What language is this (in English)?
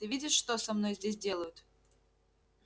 Russian